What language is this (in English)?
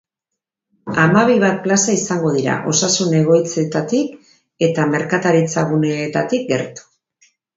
Basque